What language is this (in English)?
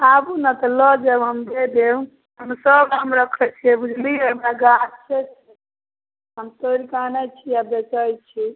Maithili